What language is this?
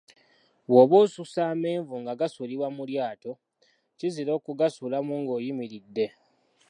Ganda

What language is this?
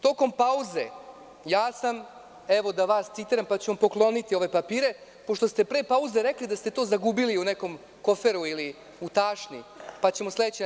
Serbian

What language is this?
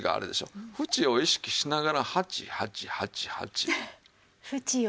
Japanese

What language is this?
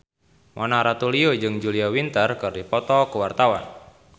Sundanese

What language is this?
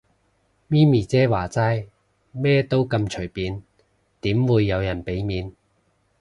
Cantonese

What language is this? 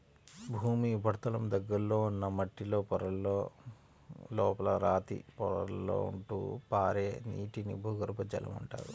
Telugu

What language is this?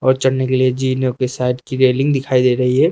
Hindi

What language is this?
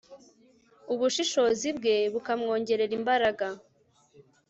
Kinyarwanda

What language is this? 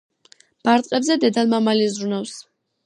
Georgian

